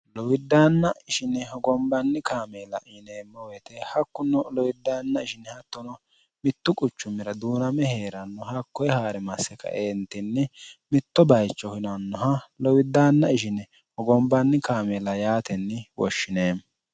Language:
Sidamo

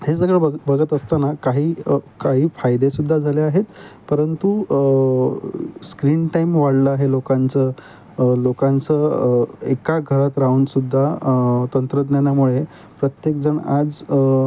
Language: Marathi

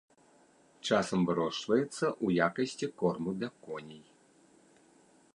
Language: Belarusian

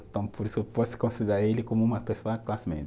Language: Portuguese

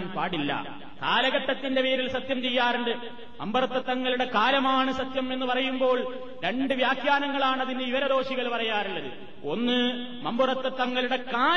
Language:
Malayalam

